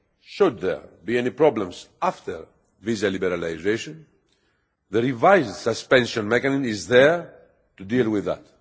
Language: English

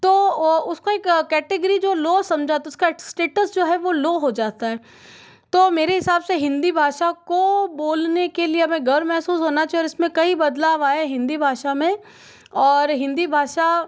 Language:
Hindi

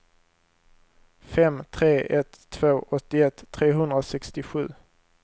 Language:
Swedish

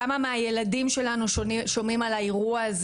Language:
Hebrew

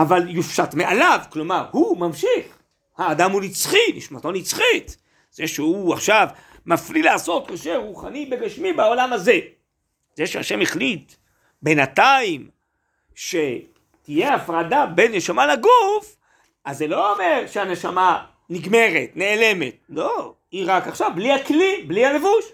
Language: Hebrew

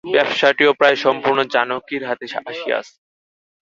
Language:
Bangla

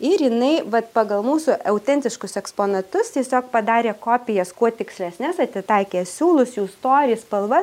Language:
Lithuanian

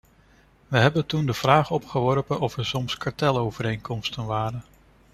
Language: Dutch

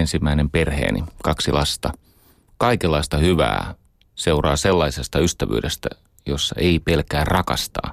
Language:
Finnish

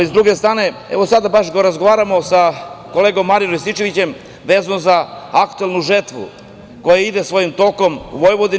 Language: Serbian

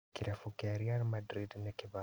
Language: Kikuyu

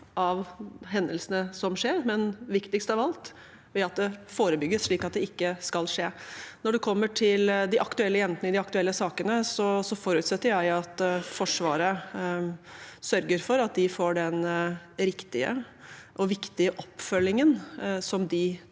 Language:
Norwegian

